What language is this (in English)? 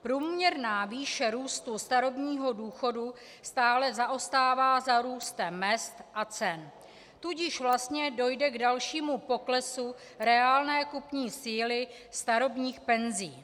Czech